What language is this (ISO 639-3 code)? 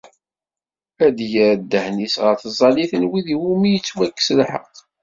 kab